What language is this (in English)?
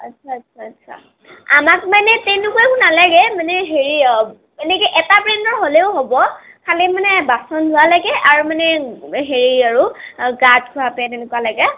Assamese